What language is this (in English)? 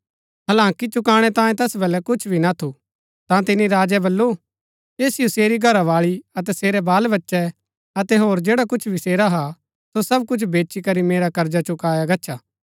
Gaddi